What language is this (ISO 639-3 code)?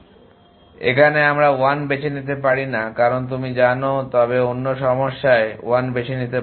ben